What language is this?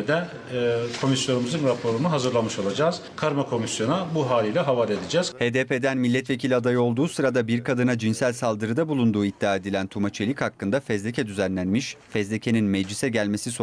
Turkish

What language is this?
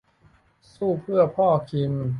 Thai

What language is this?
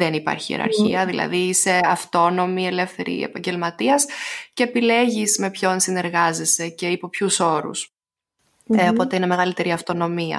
Greek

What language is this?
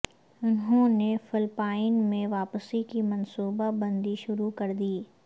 Urdu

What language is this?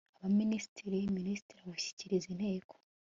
Kinyarwanda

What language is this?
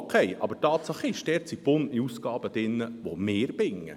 Swiss German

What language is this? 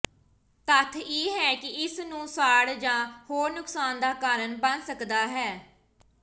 Punjabi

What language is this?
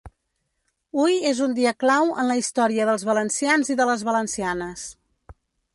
Catalan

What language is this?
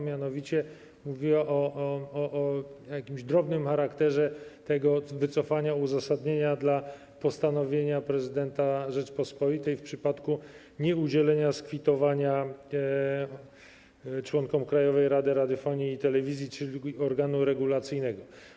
Polish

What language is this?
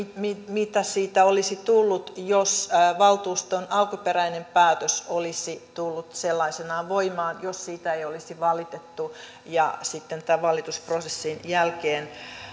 Finnish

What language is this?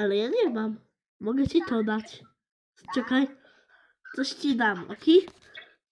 Polish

